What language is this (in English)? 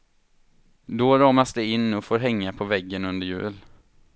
Swedish